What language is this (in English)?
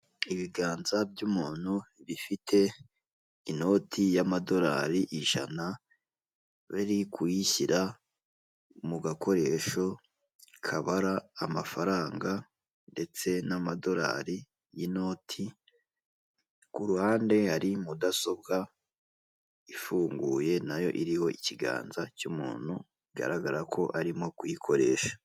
Kinyarwanda